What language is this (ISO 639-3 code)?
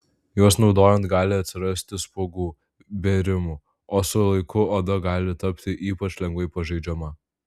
lit